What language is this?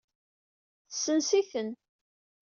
Kabyle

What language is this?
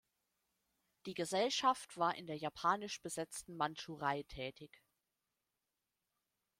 German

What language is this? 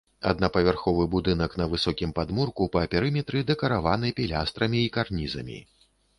Belarusian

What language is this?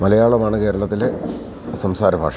Malayalam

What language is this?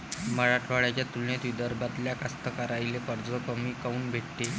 Marathi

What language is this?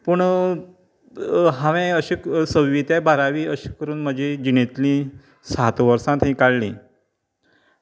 Konkani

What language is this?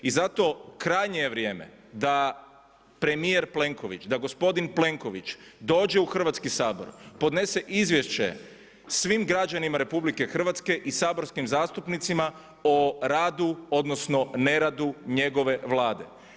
Croatian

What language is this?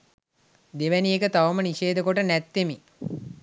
Sinhala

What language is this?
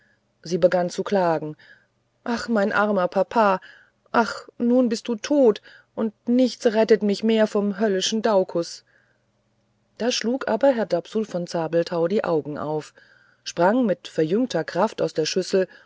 German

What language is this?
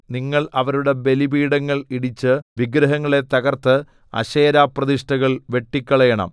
Malayalam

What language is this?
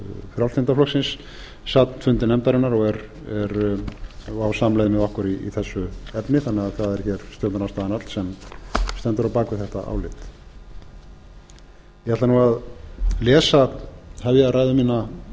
Icelandic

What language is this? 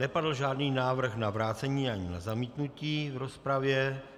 Czech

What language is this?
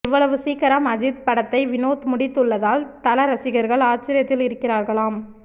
Tamil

